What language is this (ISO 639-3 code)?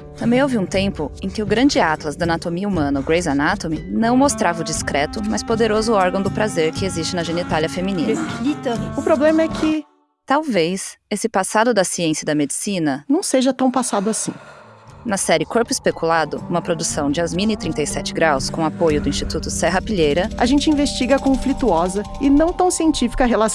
por